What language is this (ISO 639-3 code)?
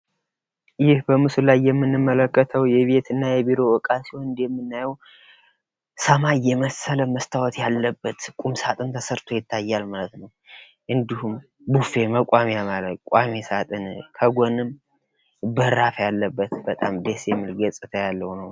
amh